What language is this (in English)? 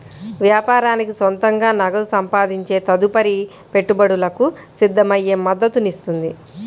Telugu